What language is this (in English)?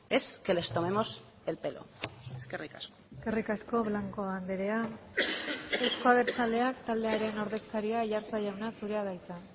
Basque